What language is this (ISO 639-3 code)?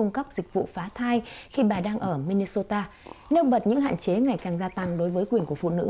vie